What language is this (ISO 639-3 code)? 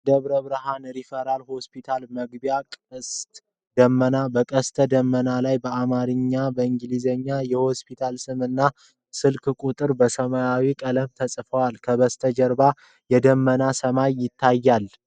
amh